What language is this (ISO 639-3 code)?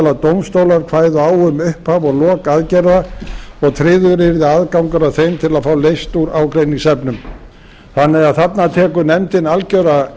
isl